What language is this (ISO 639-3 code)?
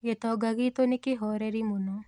kik